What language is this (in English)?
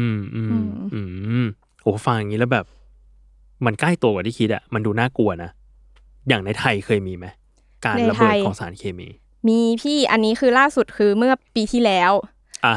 Thai